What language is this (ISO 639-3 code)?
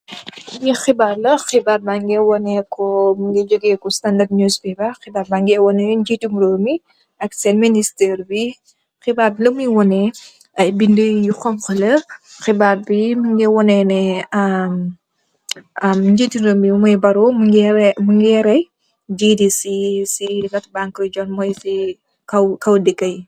wol